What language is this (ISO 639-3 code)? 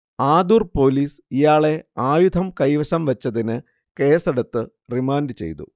mal